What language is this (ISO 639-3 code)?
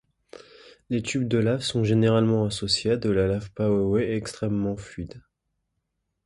fra